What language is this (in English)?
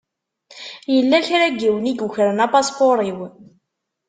Kabyle